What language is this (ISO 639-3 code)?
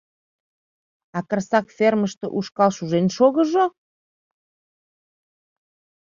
chm